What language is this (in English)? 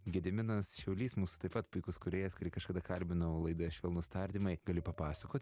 Lithuanian